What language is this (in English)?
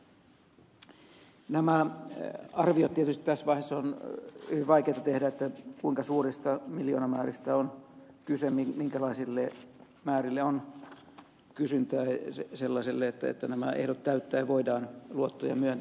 Finnish